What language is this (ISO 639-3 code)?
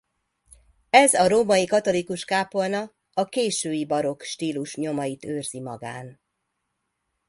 hun